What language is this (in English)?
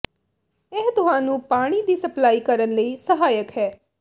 Punjabi